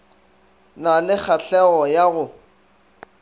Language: Northern Sotho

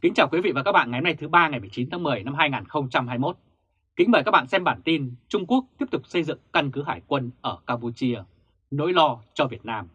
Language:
Vietnamese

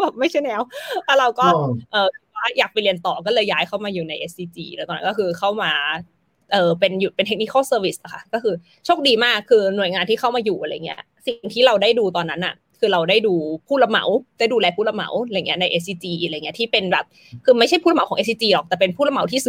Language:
Thai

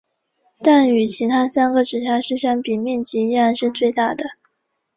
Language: Chinese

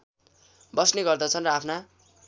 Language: Nepali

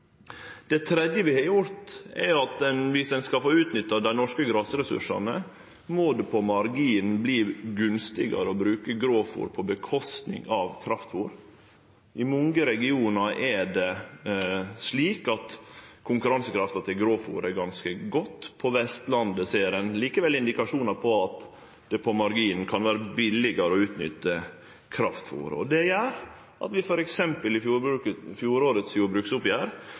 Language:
Norwegian Nynorsk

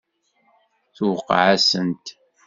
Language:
Kabyle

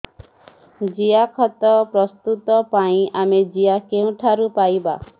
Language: Odia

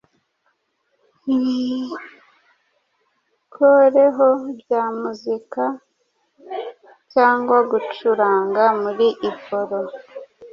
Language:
Kinyarwanda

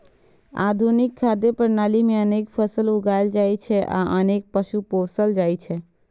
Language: Maithili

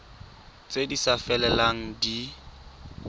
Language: Tswana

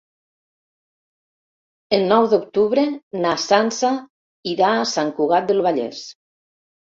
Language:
Catalan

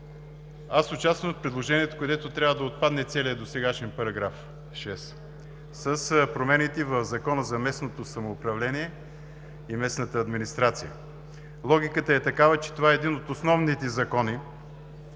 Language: Bulgarian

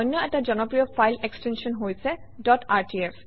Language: Assamese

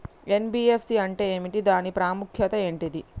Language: Telugu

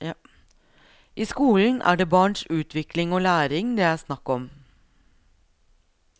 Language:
Norwegian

